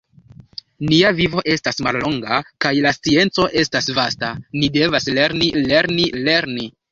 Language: Esperanto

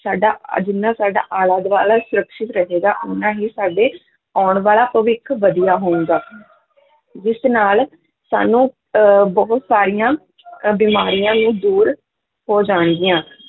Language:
Punjabi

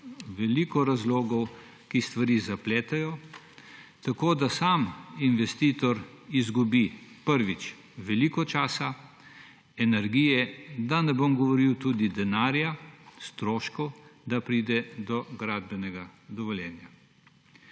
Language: Slovenian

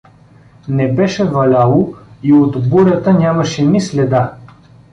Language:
Bulgarian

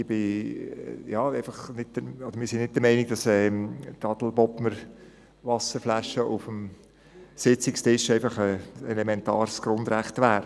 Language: Swiss German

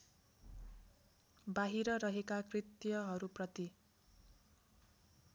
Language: Nepali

